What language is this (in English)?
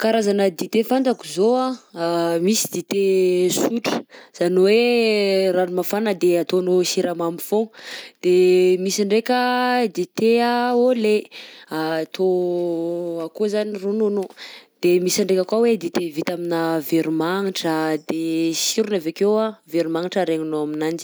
Southern Betsimisaraka Malagasy